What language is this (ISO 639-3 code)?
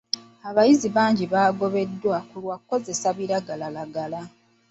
lug